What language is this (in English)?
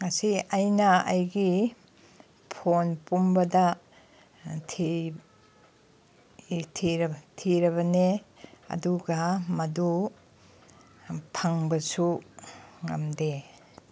Manipuri